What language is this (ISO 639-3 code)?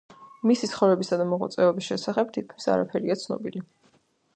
kat